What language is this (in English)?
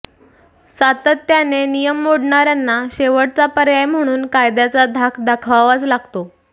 Marathi